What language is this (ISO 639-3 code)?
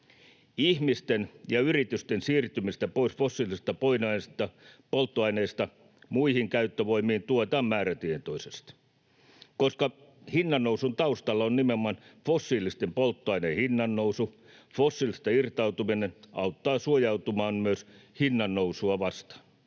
fin